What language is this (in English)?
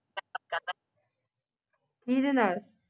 Punjabi